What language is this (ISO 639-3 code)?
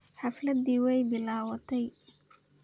som